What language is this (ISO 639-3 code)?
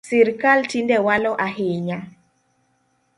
luo